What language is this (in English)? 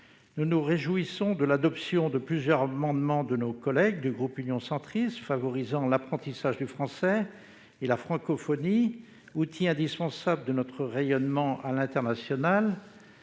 French